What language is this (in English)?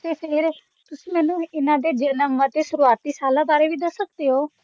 Punjabi